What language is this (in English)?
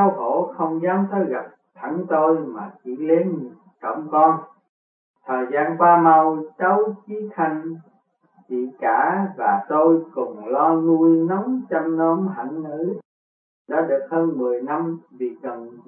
Vietnamese